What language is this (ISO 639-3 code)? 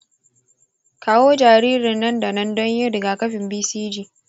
hau